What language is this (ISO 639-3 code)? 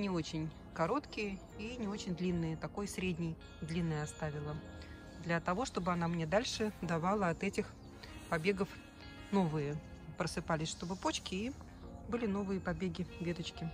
rus